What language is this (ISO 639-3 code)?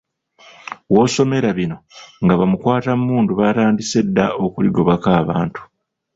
lug